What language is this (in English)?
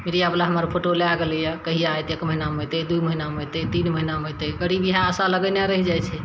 Maithili